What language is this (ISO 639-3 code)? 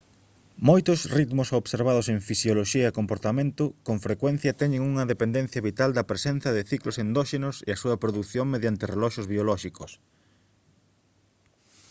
glg